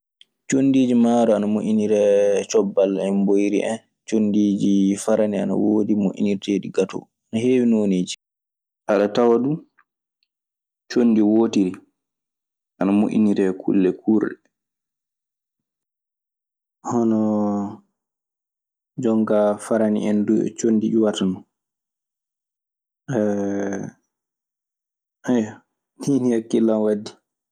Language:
Maasina Fulfulde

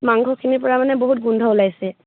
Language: Assamese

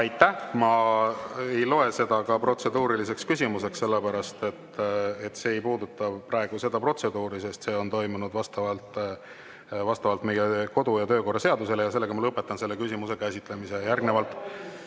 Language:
Estonian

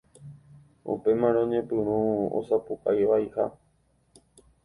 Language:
Guarani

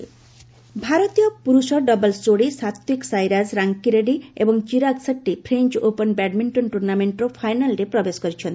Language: Odia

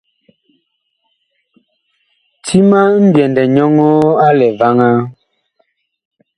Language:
Bakoko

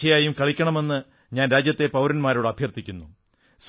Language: Malayalam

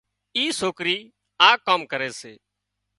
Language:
Wadiyara Koli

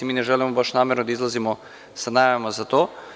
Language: Serbian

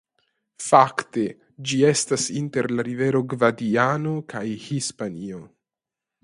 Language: Esperanto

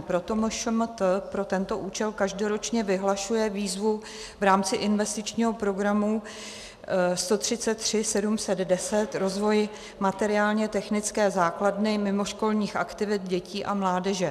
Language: Czech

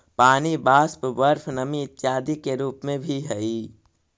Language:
Magahi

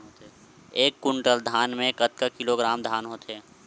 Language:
Chhattisgarhi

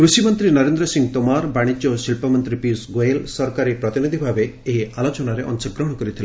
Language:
Odia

